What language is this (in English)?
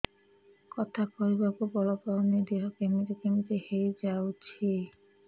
Odia